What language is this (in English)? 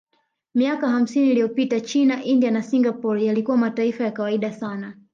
Swahili